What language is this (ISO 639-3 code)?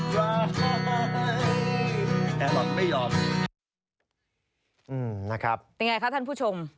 tha